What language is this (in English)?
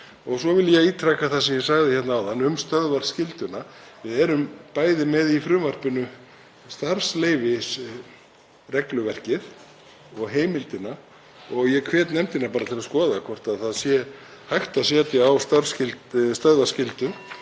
Icelandic